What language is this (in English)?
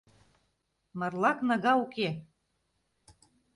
Mari